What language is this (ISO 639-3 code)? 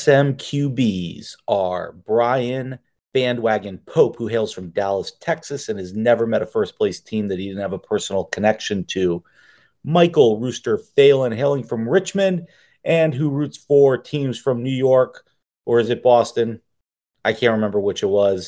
eng